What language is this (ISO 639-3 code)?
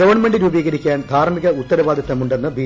mal